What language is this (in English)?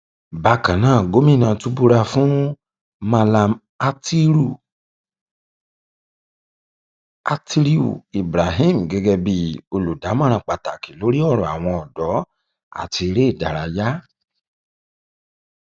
Yoruba